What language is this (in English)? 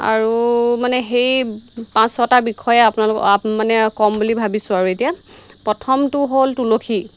Assamese